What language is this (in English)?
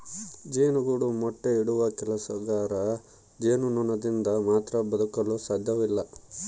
Kannada